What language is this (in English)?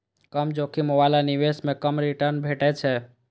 Maithili